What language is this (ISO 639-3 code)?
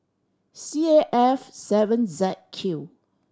eng